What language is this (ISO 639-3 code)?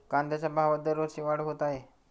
mar